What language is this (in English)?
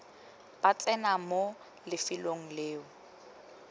Tswana